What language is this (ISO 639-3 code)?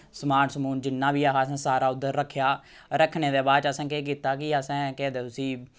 doi